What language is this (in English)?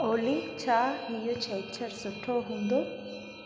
Sindhi